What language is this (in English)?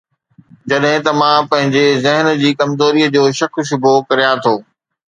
Sindhi